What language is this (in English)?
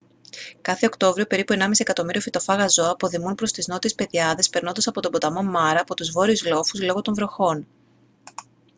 Greek